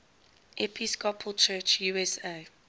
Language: English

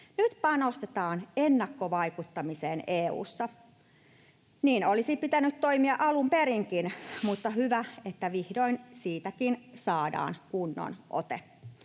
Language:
Finnish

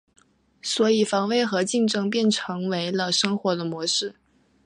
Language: Chinese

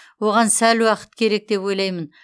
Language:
Kazakh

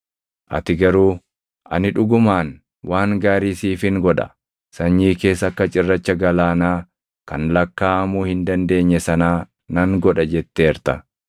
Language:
Oromo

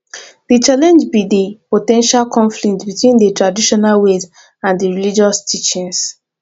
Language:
Nigerian Pidgin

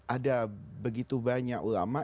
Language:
Indonesian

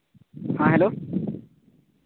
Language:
Santali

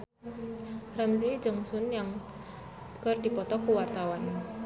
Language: Sundanese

